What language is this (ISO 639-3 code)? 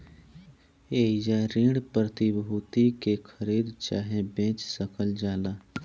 bho